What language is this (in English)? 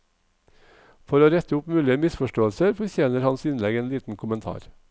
Norwegian